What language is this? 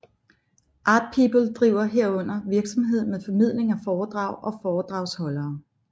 Danish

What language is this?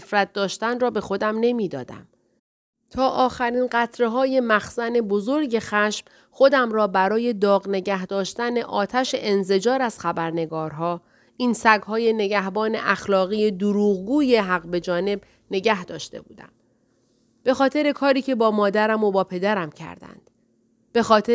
Persian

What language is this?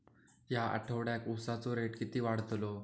Marathi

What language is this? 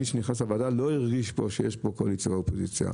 Hebrew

